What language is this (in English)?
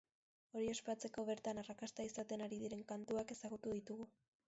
Basque